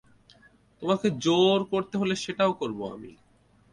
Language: Bangla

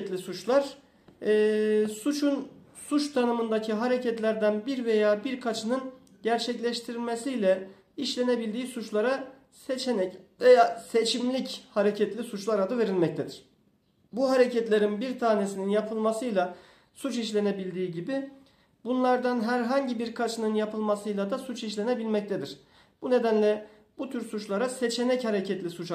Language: Turkish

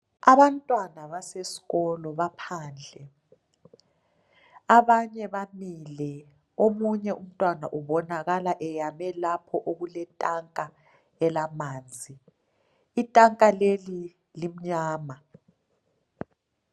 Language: North Ndebele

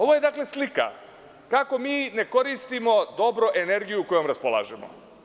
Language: Serbian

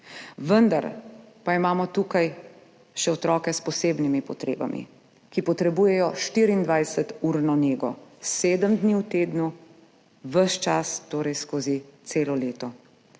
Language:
Slovenian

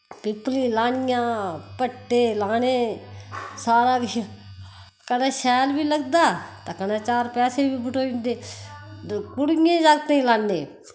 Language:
Dogri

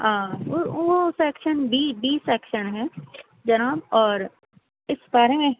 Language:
Urdu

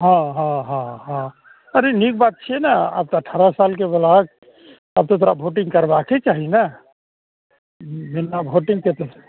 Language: Maithili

